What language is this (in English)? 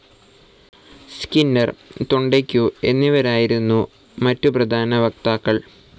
Malayalam